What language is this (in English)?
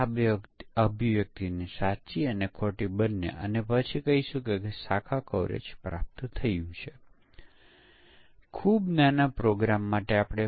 Gujarati